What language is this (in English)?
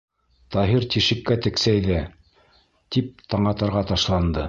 Bashkir